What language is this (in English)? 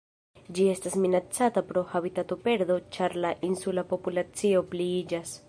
Esperanto